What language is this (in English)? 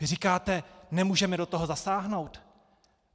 Czech